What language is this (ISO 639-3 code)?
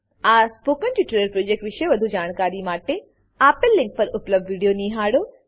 guj